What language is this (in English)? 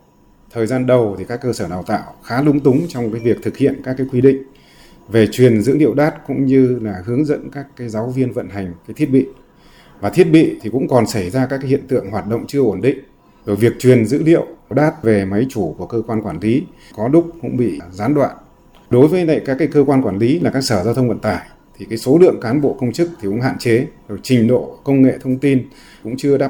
Vietnamese